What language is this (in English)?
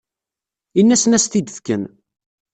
Kabyle